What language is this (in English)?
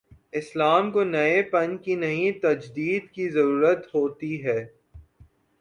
Urdu